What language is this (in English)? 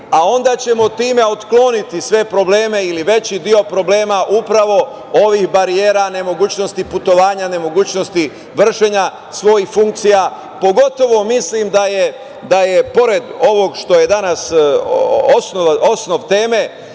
Serbian